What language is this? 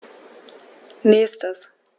German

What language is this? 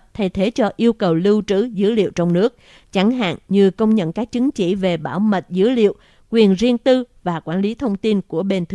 Vietnamese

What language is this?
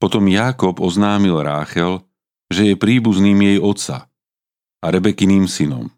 Slovak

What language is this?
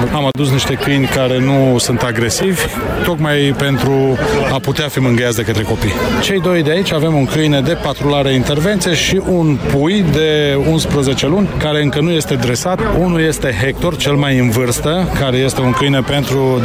Romanian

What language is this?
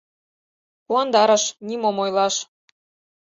Mari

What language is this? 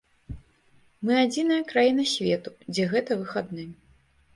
Belarusian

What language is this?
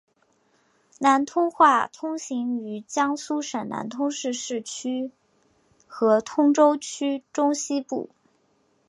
Chinese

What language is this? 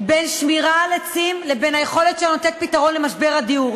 Hebrew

